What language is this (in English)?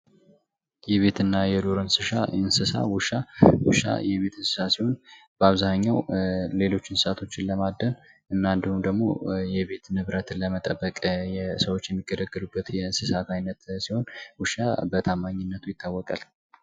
Amharic